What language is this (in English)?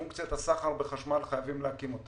Hebrew